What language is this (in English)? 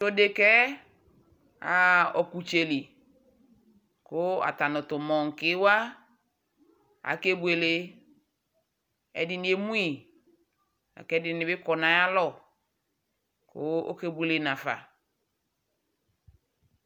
Ikposo